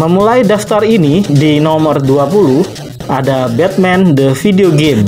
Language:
Indonesian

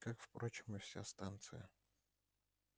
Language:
Russian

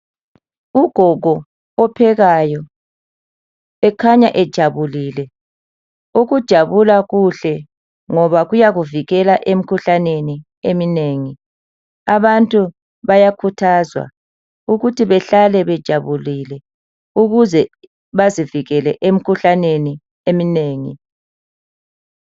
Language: North Ndebele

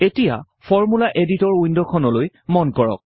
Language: Assamese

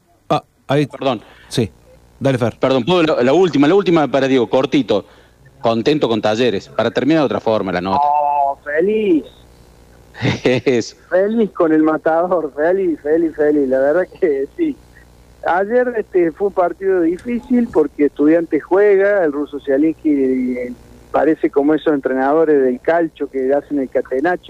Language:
Spanish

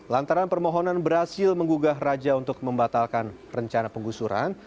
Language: Indonesian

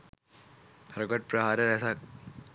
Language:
Sinhala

